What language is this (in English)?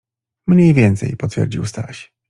Polish